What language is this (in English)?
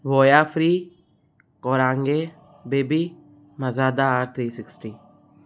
Sindhi